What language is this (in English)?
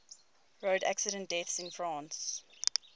English